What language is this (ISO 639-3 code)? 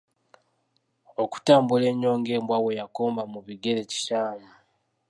lug